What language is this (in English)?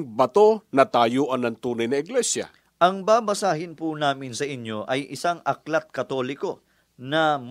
Filipino